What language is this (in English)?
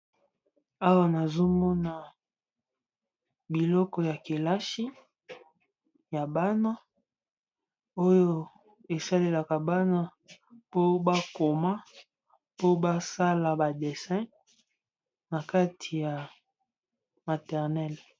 Lingala